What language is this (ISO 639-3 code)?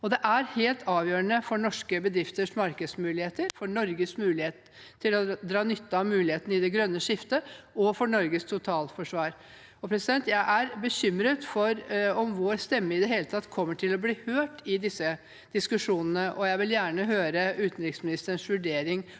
nor